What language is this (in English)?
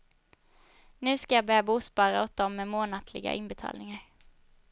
Swedish